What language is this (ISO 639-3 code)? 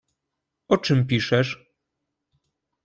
pol